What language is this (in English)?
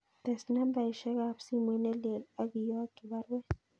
Kalenjin